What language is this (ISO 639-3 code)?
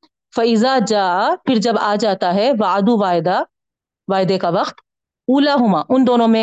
urd